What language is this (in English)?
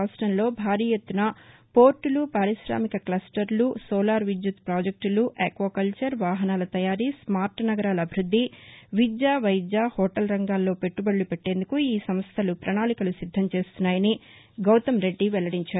Telugu